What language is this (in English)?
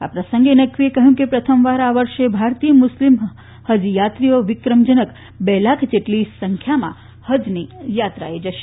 Gujarati